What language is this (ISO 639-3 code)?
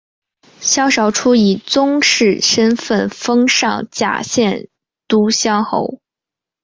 zho